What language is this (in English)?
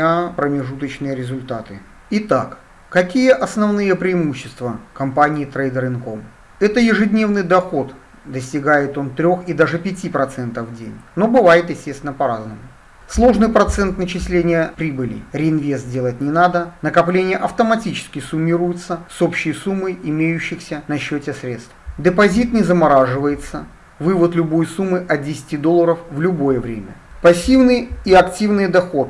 Russian